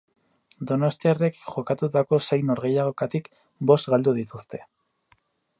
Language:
Basque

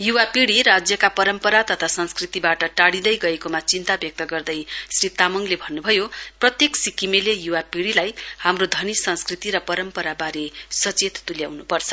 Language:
Nepali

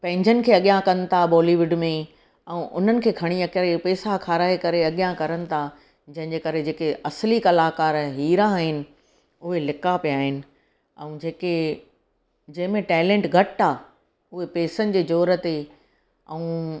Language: Sindhi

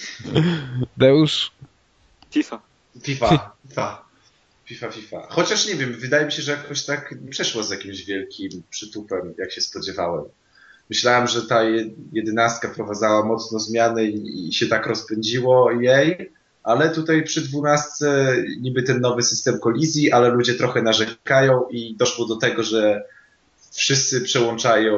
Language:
Polish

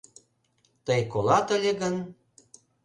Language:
Mari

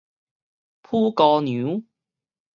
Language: Min Nan Chinese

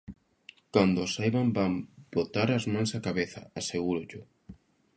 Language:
Galician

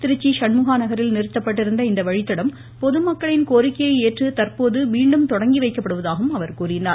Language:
Tamil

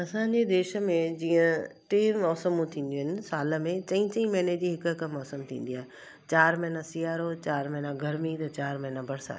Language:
Sindhi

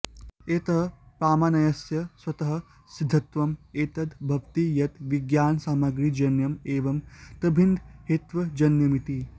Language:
Sanskrit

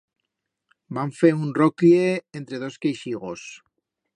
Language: Aragonese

